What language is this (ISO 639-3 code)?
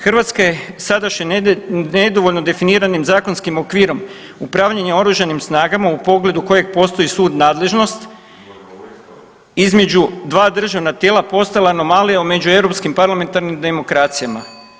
hrv